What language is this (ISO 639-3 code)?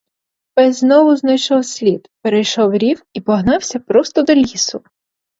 ukr